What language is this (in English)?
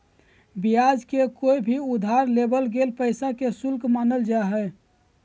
Magahi